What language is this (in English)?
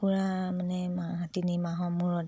Assamese